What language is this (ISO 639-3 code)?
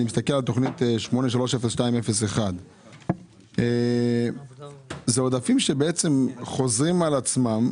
heb